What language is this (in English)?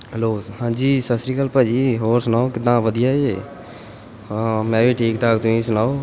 Punjabi